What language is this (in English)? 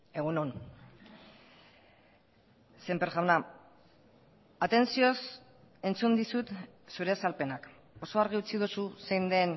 Basque